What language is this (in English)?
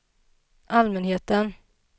Swedish